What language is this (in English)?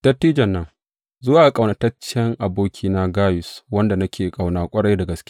Hausa